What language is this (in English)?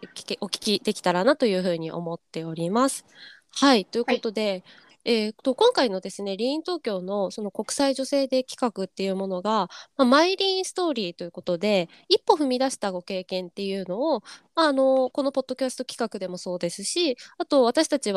Japanese